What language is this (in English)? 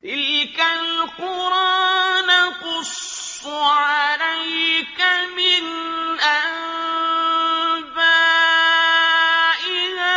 Arabic